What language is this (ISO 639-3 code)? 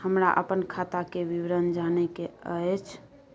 mai